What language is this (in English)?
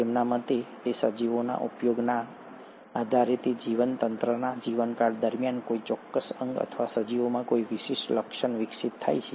Gujarati